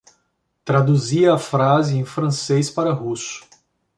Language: Portuguese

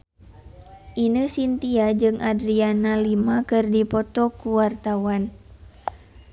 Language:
Sundanese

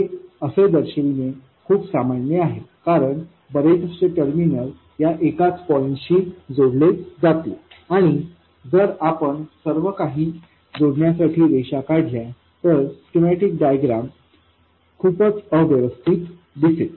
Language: Marathi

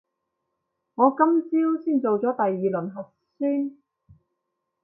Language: Cantonese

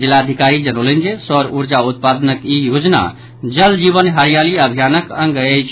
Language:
Maithili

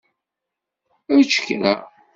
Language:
Kabyle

